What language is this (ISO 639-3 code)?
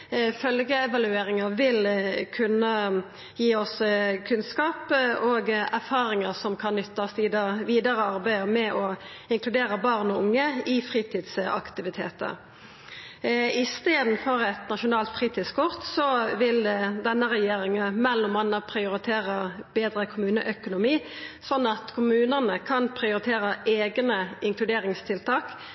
nno